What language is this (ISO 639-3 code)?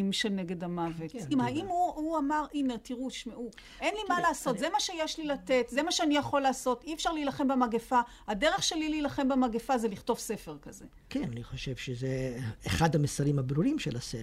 heb